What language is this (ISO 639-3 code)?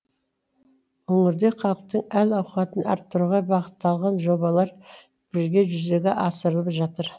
kaz